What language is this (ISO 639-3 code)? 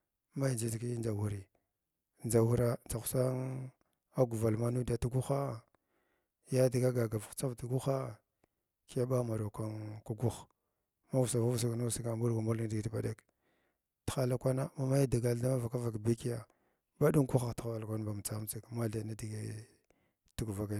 glw